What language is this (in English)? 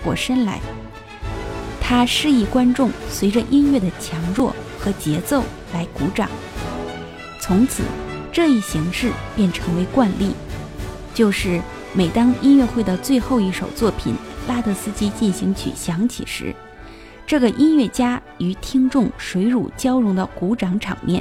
Chinese